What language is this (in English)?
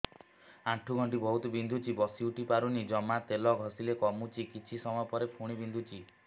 Odia